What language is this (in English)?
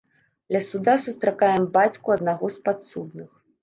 Belarusian